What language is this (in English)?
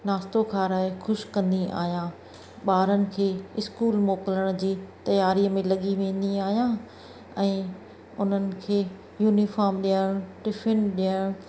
Sindhi